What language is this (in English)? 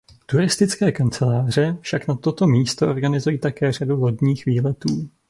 Czech